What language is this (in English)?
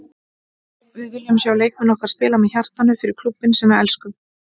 Icelandic